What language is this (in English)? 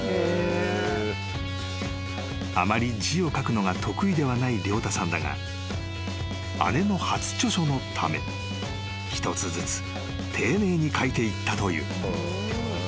Japanese